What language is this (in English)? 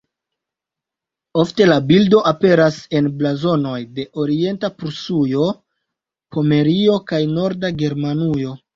Esperanto